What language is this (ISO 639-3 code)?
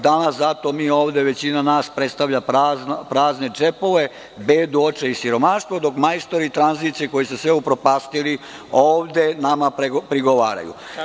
srp